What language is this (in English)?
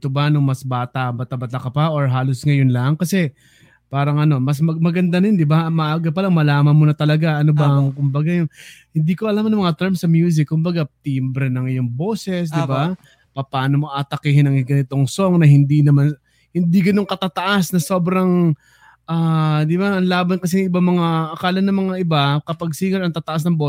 Filipino